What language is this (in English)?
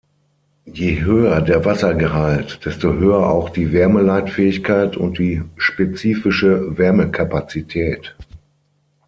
German